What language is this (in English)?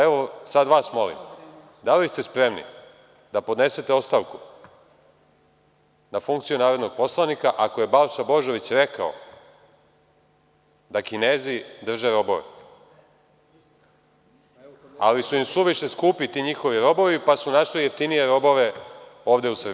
Serbian